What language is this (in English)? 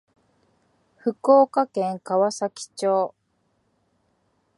Japanese